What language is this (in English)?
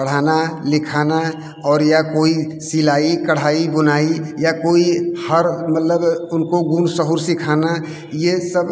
Hindi